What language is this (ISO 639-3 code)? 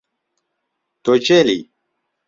ckb